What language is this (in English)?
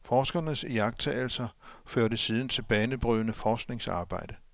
Danish